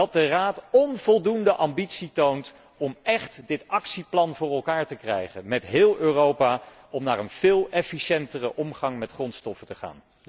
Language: Dutch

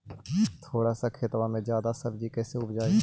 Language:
Magahi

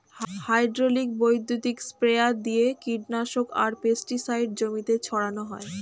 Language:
Bangla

